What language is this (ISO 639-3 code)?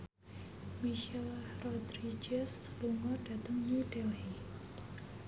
jav